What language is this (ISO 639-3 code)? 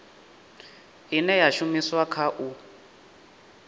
ven